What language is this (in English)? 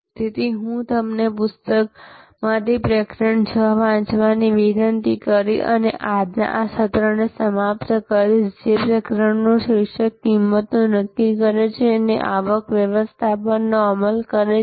Gujarati